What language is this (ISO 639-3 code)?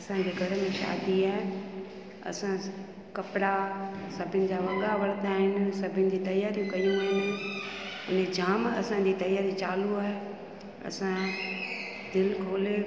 snd